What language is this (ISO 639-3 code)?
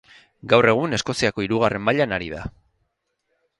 eus